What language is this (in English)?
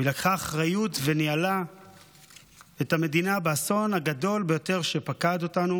Hebrew